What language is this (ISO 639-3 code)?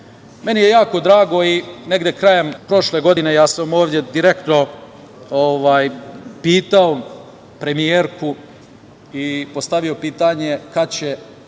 srp